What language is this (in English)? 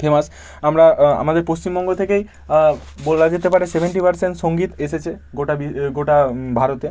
Bangla